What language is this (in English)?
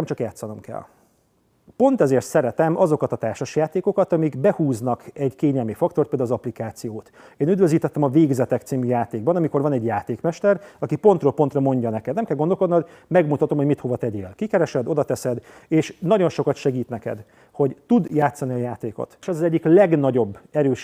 Hungarian